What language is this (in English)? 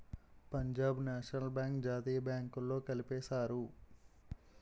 Telugu